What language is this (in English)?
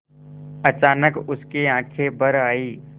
Hindi